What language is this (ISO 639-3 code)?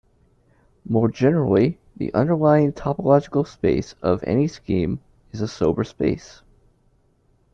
eng